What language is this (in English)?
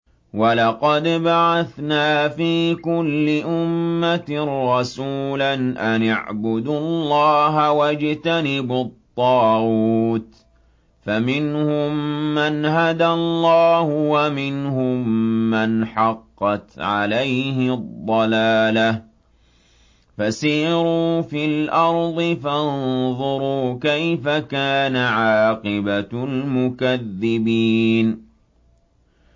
Arabic